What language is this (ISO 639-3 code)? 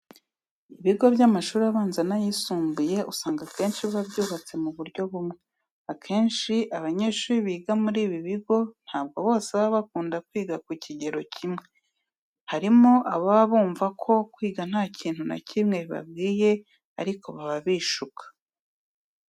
kin